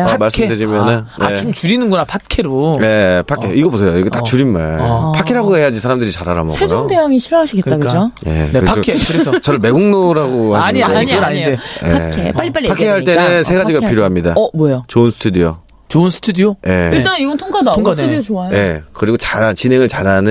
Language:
Korean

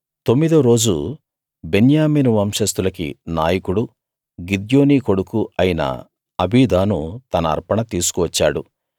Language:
Telugu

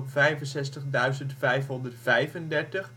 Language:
Dutch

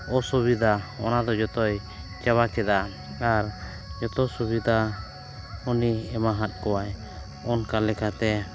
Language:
Santali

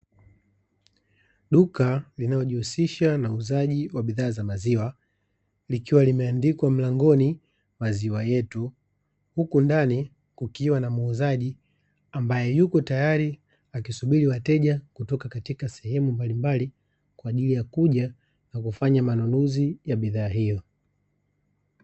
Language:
Swahili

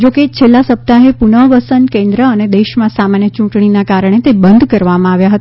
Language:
Gujarati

